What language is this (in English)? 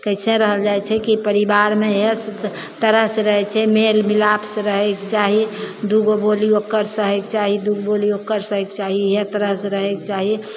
Maithili